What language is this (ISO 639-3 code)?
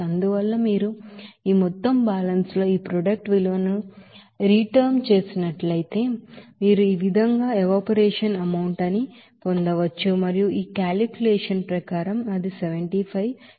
tel